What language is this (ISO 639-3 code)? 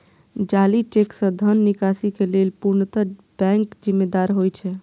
mai